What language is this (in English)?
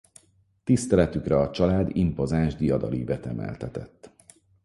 Hungarian